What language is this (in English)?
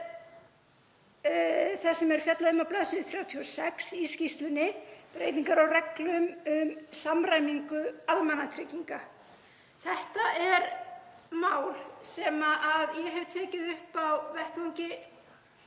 Icelandic